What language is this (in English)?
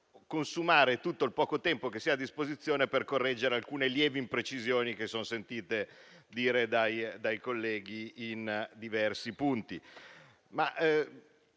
Italian